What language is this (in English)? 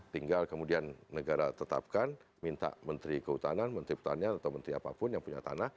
Indonesian